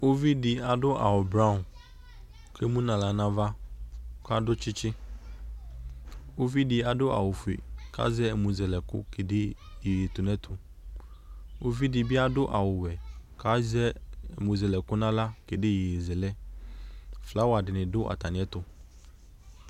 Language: Ikposo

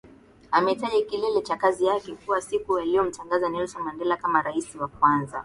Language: Swahili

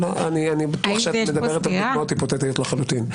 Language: Hebrew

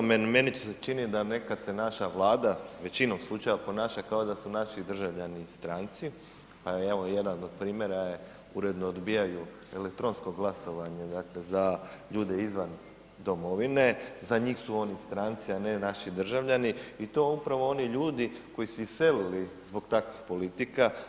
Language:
Croatian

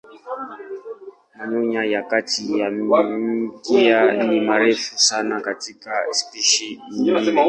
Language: Swahili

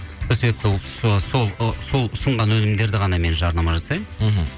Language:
Kazakh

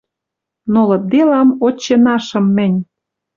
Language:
Western Mari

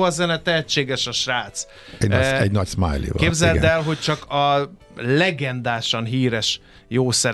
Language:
Hungarian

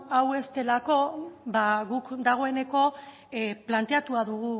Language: Basque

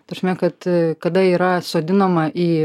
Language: Lithuanian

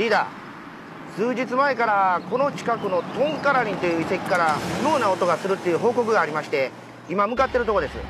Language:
Japanese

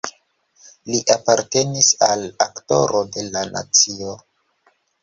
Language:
Esperanto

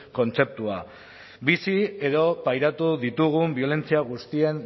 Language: Basque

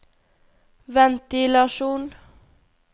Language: Norwegian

